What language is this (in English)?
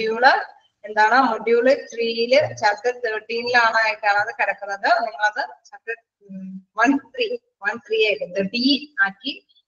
Malayalam